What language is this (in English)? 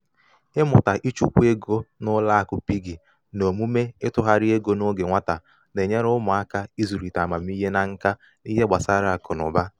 Igbo